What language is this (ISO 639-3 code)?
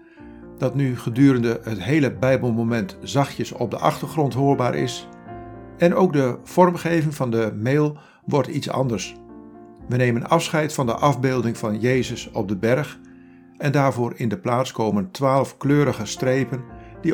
nld